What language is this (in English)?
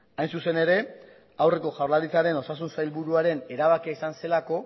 Basque